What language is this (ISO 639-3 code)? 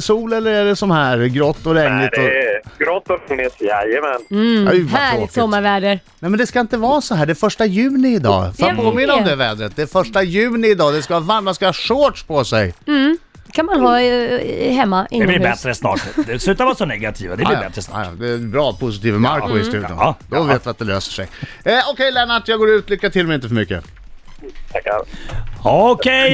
swe